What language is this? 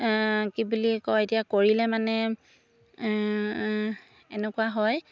Assamese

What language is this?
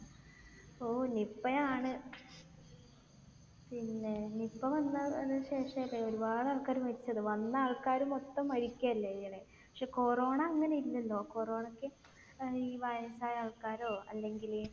Malayalam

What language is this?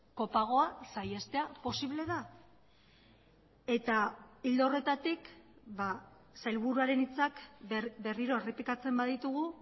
Basque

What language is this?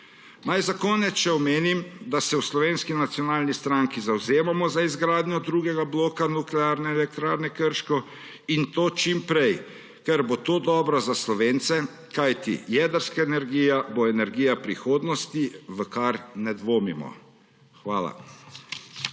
Slovenian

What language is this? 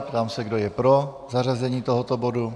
Czech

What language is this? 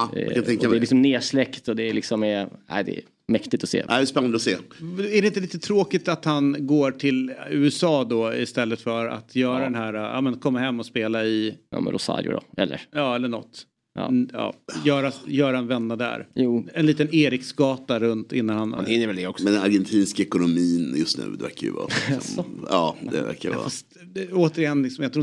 Swedish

